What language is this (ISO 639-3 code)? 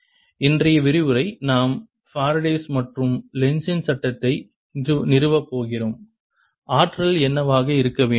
tam